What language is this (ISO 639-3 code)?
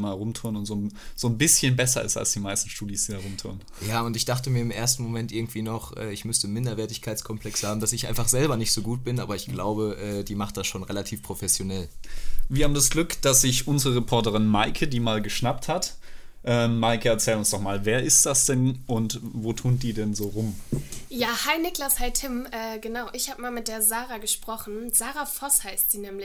deu